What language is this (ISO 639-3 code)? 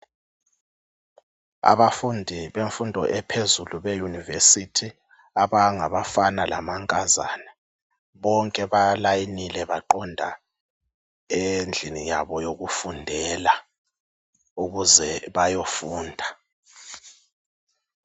nde